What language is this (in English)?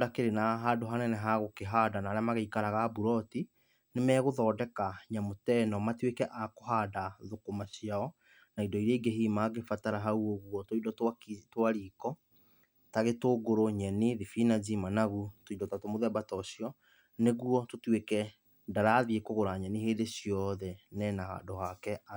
Kikuyu